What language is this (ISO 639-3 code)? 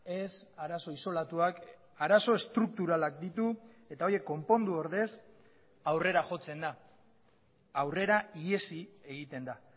eus